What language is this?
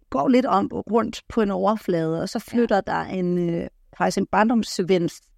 Danish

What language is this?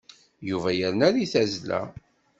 Kabyle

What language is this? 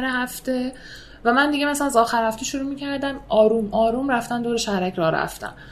Persian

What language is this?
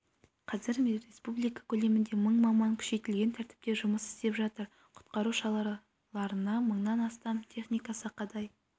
Kazakh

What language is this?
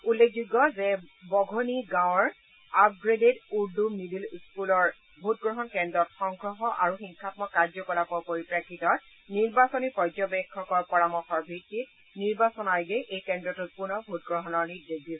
Assamese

